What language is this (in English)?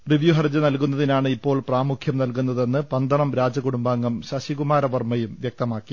Malayalam